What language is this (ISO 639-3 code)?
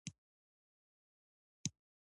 pus